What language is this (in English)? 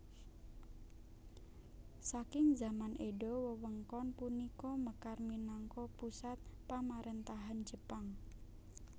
Javanese